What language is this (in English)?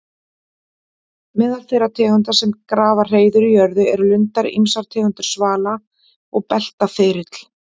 Icelandic